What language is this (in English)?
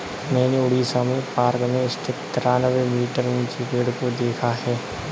Hindi